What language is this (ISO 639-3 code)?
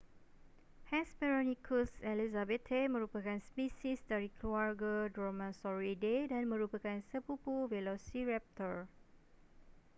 msa